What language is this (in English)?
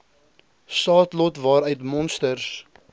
Afrikaans